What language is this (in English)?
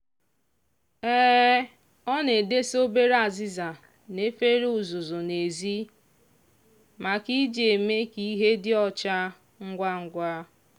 Igbo